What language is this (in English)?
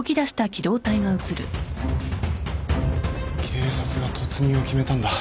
Japanese